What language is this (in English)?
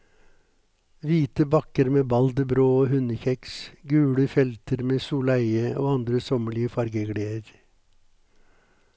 Norwegian